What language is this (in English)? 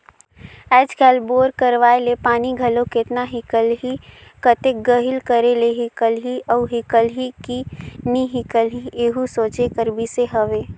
Chhattisgarhi